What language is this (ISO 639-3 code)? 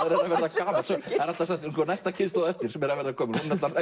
isl